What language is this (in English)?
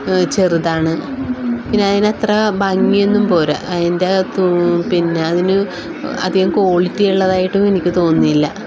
Malayalam